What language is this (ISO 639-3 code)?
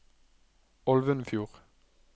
nor